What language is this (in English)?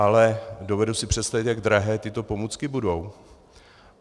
Czech